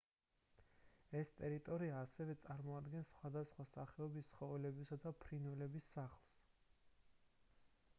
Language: Georgian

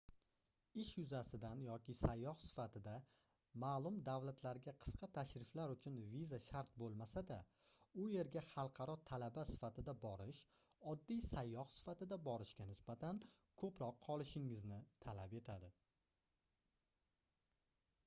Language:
Uzbek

